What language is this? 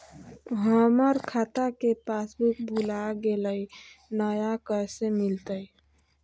Magahi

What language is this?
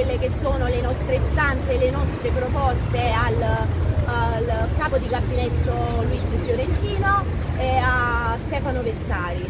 Italian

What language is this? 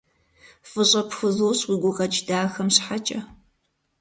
Kabardian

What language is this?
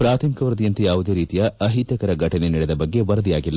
Kannada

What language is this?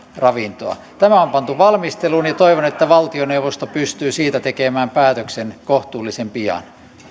Finnish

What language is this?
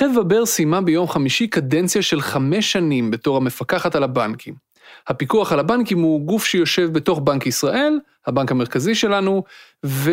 Hebrew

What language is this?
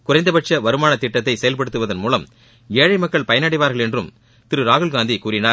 Tamil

